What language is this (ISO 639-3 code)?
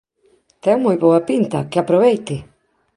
glg